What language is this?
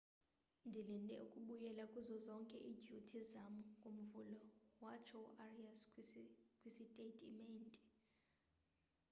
Xhosa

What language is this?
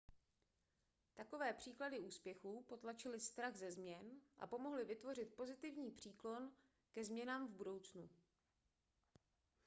Czech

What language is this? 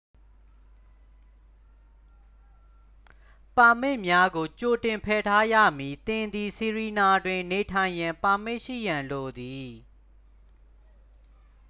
Burmese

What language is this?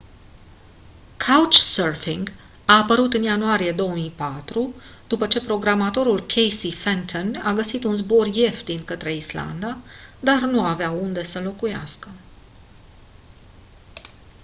Romanian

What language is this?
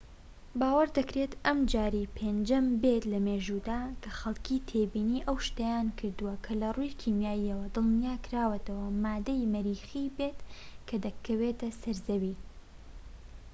Central Kurdish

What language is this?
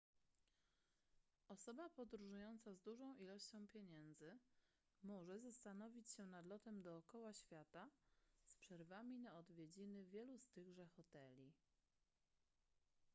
Polish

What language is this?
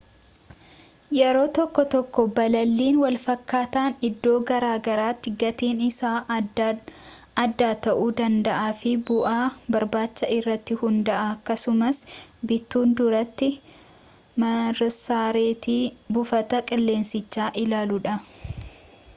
Oromo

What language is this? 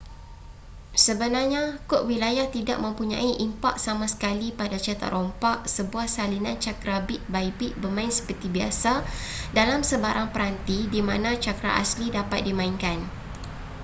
Malay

